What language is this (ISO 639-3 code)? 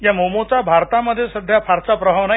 mar